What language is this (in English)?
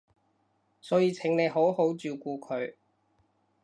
Cantonese